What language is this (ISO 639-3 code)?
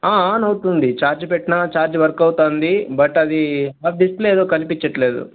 tel